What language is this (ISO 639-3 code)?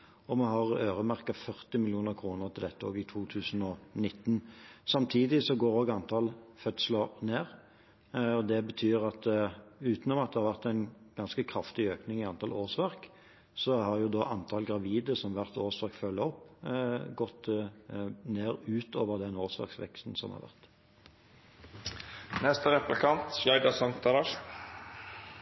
nob